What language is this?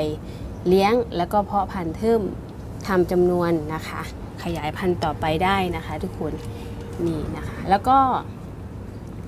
Thai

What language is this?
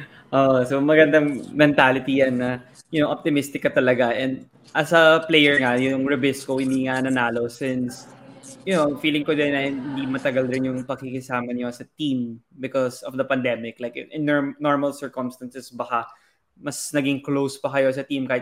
Filipino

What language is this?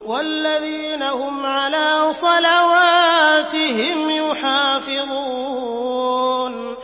Arabic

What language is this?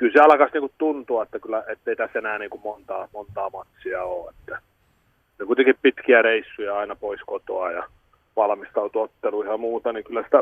Finnish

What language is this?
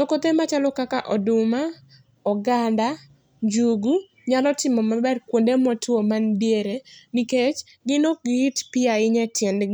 Luo (Kenya and Tanzania)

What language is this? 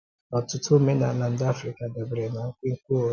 Igbo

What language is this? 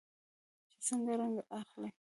Pashto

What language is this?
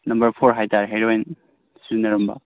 Manipuri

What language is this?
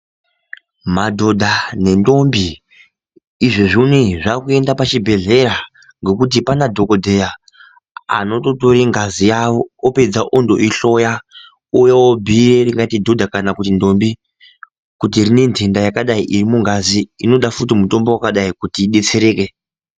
Ndau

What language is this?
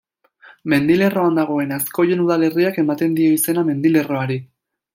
Basque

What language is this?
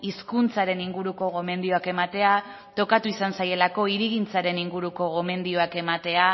Basque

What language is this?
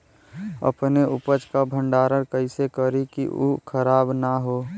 Bhojpuri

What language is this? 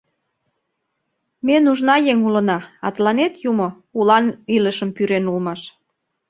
Mari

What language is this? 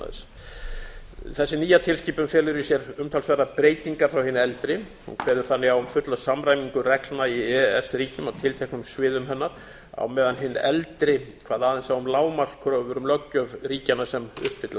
Icelandic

